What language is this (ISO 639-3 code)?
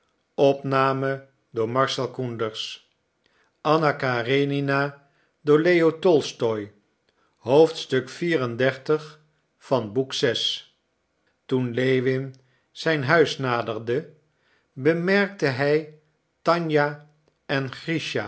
nld